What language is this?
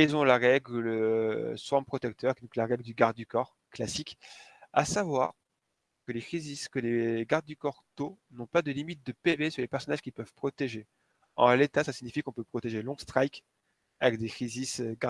French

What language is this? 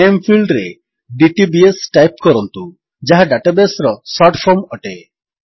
Odia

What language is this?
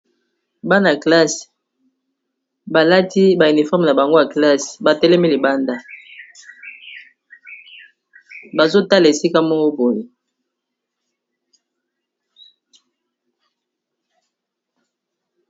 Lingala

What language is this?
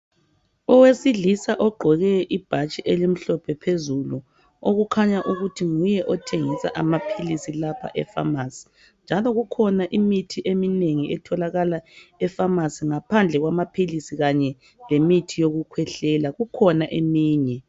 North Ndebele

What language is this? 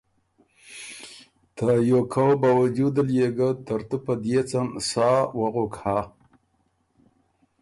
Ormuri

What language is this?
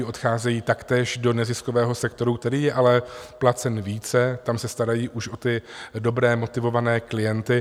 Czech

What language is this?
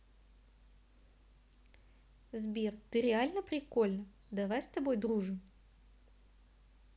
Russian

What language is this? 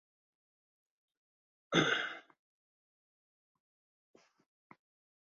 Central Kurdish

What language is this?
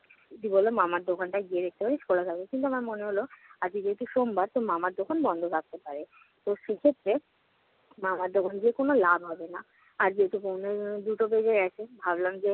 Bangla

